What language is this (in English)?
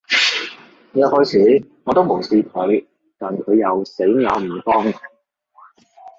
Cantonese